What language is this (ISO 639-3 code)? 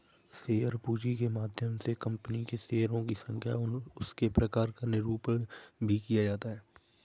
hin